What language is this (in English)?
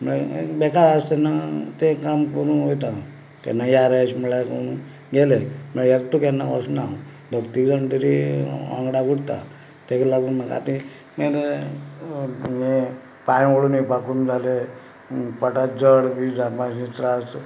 Konkani